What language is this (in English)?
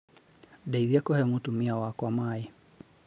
Kikuyu